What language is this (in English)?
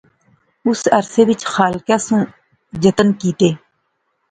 Pahari-Potwari